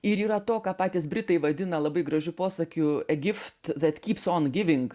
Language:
Lithuanian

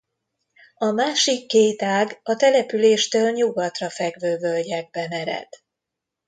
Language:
Hungarian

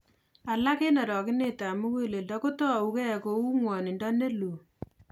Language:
Kalenjin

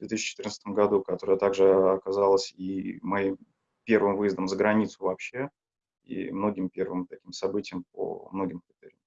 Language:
Russian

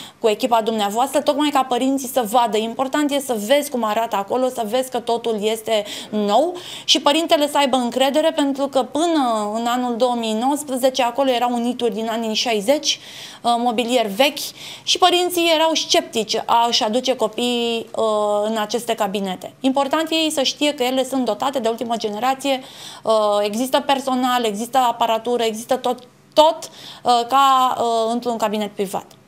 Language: Romanian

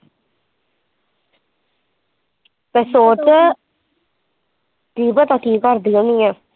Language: Punjabi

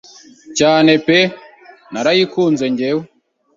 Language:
Kinyarwanda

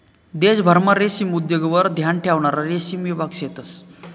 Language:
Marathi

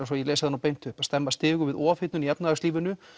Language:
Icelandic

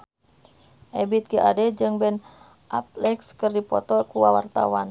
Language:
Sundanese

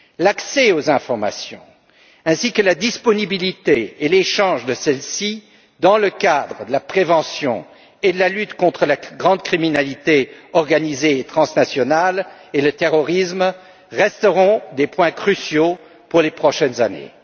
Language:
French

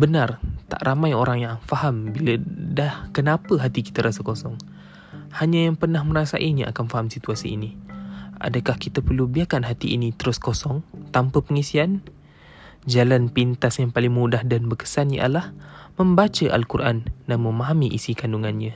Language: Malay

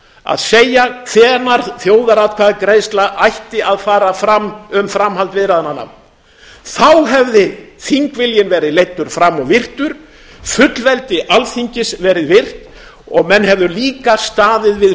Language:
Icelandic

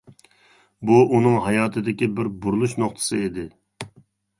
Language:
Uyghur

